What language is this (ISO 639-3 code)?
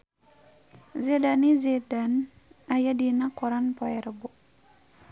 sun